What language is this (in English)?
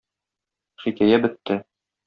Tatar